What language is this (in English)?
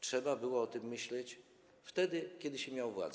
Polish